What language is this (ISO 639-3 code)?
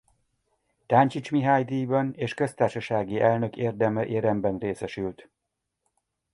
hun